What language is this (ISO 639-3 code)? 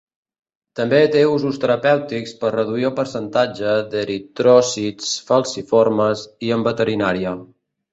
cat